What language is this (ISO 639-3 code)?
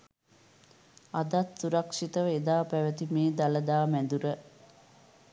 sin